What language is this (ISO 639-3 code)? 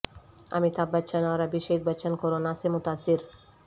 urd